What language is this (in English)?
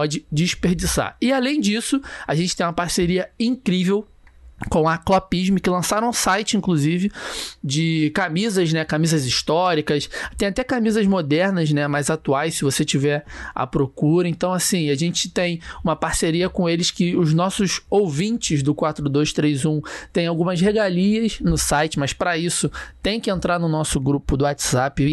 Portuguese